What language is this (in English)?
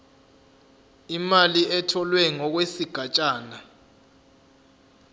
Zulu